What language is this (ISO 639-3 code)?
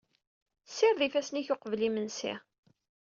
kab